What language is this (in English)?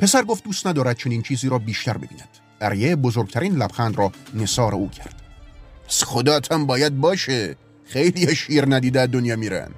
Persian